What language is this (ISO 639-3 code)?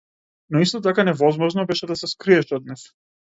mkd